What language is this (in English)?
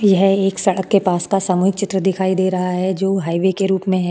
Hindi